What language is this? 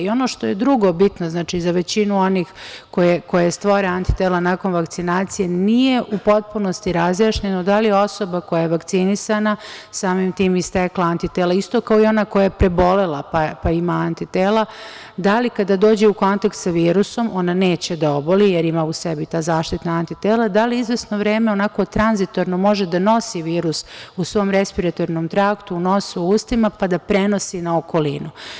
Serbian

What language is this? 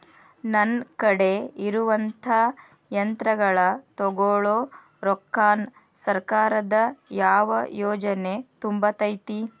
Kannada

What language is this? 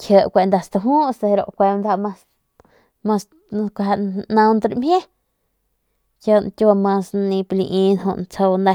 Northern Pame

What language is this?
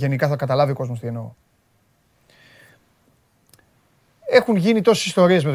Greek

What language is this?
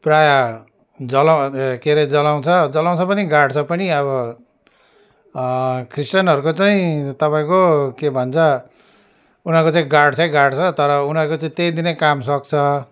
Nepali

